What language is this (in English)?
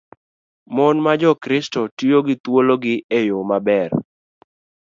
Luo (Kenya and Tanzania)